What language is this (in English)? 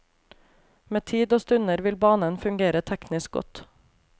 Norwegian